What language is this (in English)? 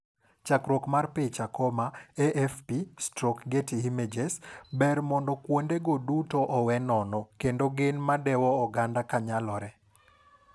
Luo (Kenya and Tanzania)